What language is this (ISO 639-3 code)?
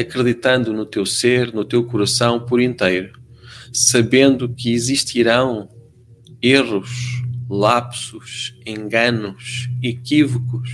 por